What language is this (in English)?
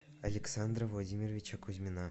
Russian